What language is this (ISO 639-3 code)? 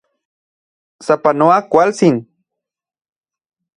ncx